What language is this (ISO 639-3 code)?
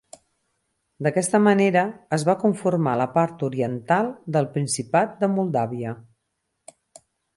cat